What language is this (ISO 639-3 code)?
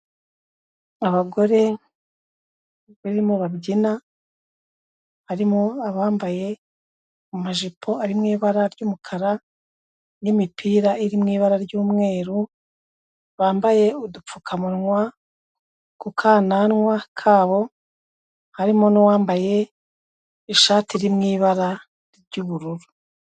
kin